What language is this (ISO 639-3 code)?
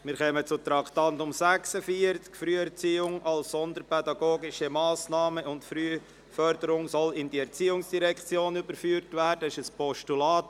gsw